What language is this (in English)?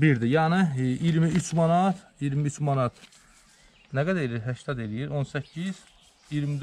Turkish